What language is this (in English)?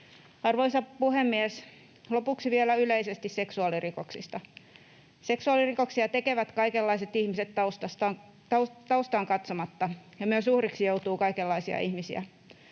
Finnish